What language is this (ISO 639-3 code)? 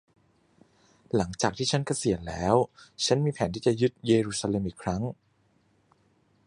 tha